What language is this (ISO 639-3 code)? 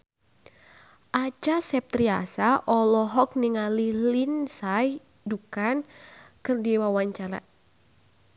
sun